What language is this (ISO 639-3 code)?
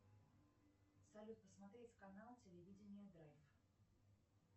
rus